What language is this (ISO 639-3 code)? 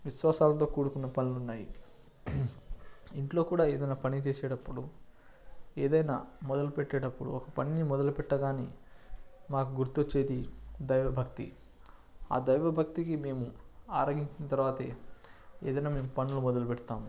tel